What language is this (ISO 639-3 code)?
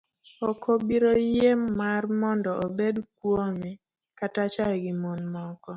luo